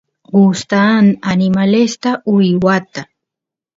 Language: Santiago del Estero Quichua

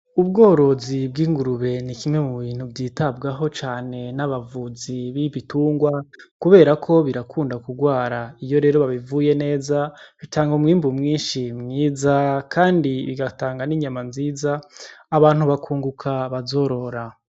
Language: Rundi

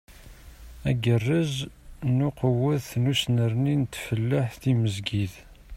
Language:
Kabyle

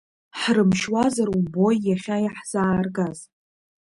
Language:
Abkhazian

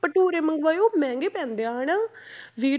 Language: Punjabi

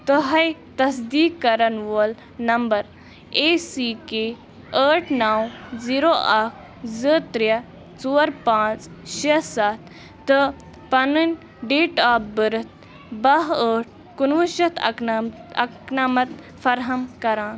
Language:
Kashmiri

